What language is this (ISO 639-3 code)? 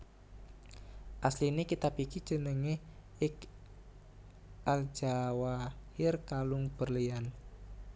jav